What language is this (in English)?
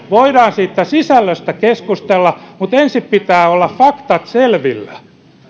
Finnish